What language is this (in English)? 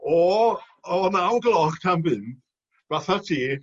Welsh